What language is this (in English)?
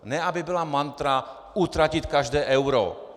Czech